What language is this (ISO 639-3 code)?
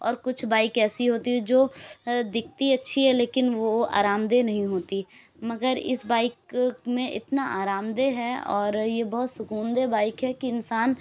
urd